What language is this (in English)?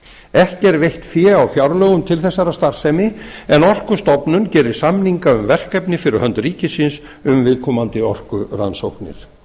Icelandic